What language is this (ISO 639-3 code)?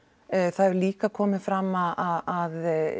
isl